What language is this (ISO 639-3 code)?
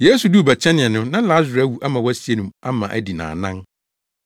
aka